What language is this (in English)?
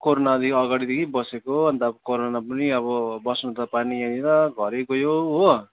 Nepali